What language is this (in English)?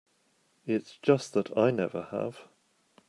English